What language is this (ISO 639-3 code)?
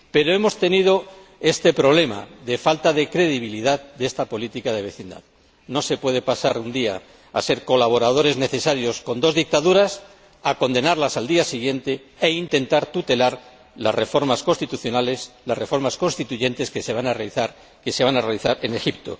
spa